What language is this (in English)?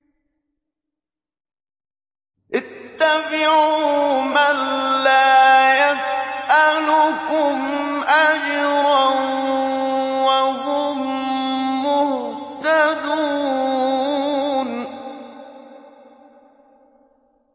Arabic